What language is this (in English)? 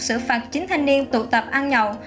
Vietnamese